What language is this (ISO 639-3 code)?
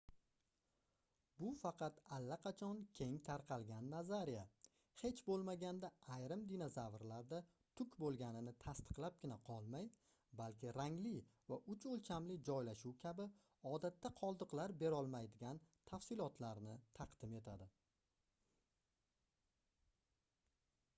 uzb